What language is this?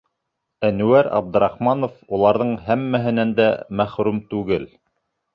Bashkir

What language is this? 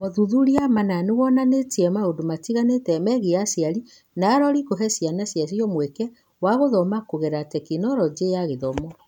Kikuyu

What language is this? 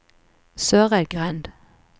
Norwegian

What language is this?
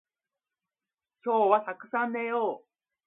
Japanese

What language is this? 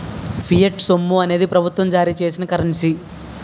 Telugu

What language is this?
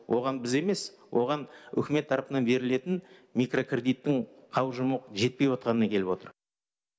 Kazakh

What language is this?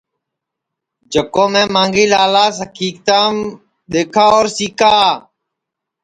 Sansi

